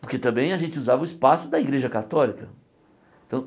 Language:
Portuguese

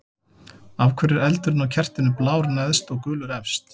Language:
Icelandic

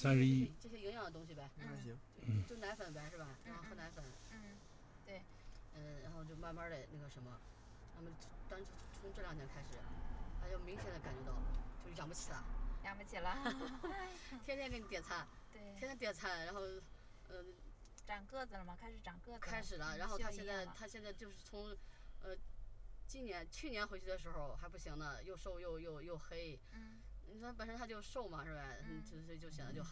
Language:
Chinese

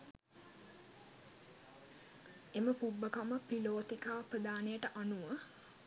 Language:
Sinhala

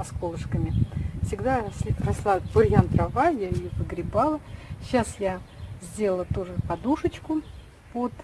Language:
Russian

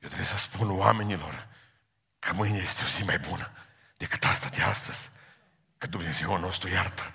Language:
Romanian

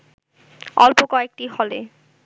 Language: Bangla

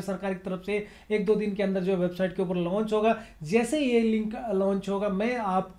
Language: Hindi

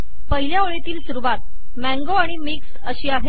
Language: Marathi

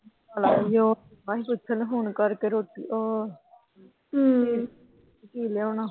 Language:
Punjabi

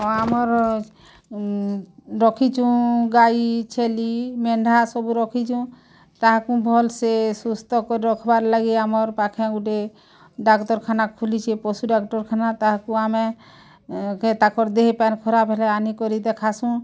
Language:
Odia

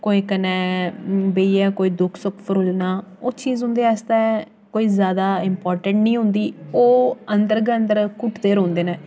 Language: Dogri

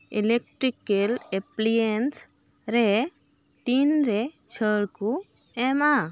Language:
Santali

